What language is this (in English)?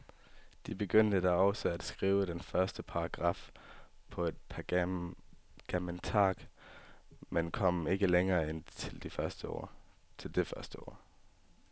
Danish